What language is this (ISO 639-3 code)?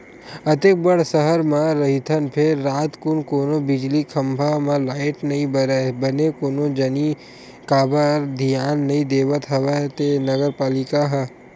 hne